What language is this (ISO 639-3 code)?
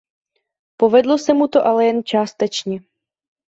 ces